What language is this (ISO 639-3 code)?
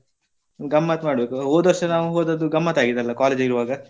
kan